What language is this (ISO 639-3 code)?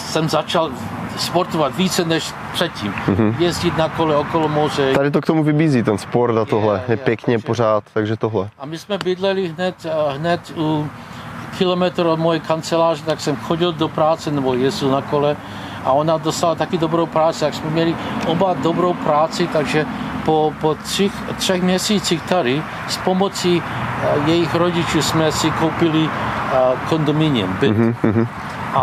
ces